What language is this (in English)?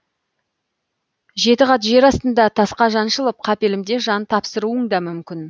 Kazakh